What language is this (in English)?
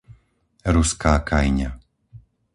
Slovak